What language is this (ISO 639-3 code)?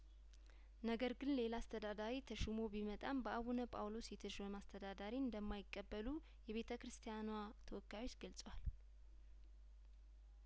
amh